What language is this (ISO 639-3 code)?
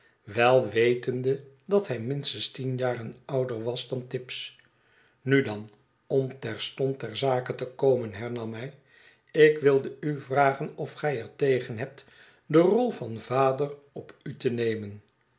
nld